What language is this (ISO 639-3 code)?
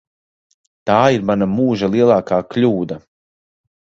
lav